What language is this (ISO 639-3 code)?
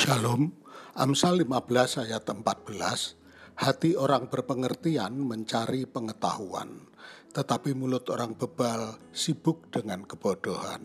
ind